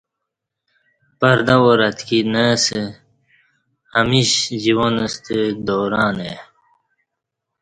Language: Kati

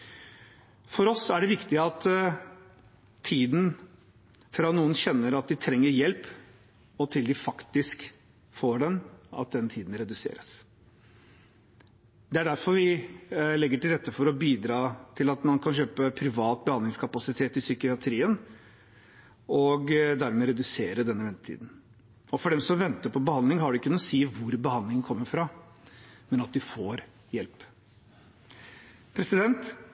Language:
Norwegian Bokmål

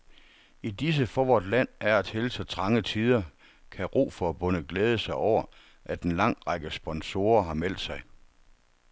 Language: Danish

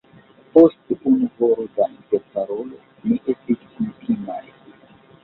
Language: Esperanto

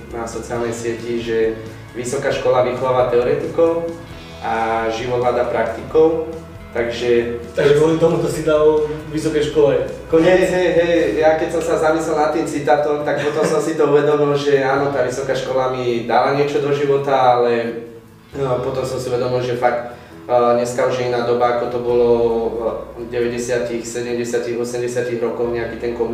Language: Slovak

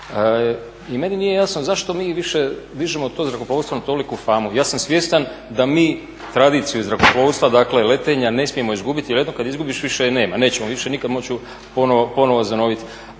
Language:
Croatian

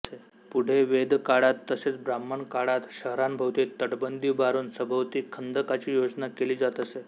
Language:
Marathi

